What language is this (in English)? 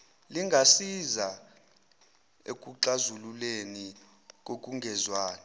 Zulu